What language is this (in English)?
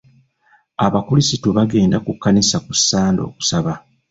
Ganda